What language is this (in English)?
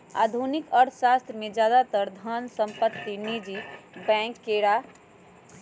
Magahi